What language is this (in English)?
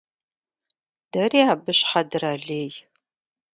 Kabardian